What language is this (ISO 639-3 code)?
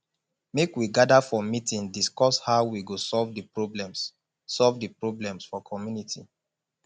pcm